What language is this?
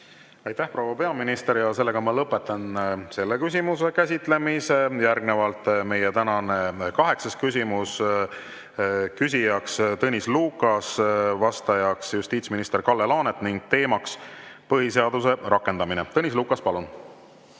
Estonian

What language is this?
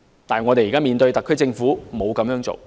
Cantonese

